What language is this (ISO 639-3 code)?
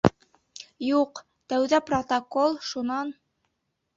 bak